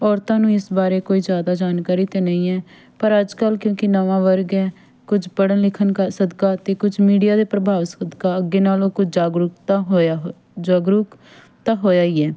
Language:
Punjabi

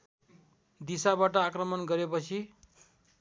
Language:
Nepali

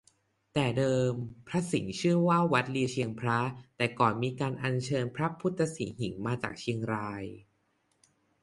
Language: Thai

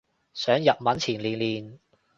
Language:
Cantonese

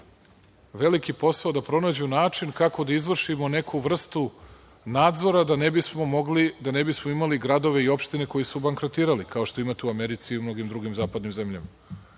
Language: Serbian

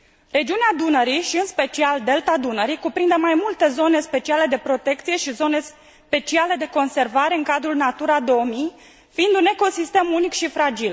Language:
Romanian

